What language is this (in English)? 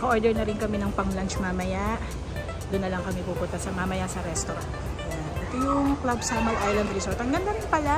Filipino